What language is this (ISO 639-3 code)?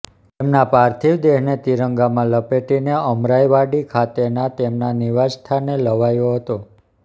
guj